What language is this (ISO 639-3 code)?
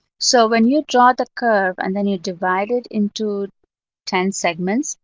eng